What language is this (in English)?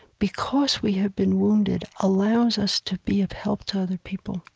English